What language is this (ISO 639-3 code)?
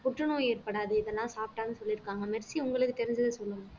tam